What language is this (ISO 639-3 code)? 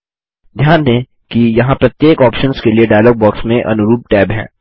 hin